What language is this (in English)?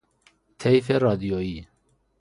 Persian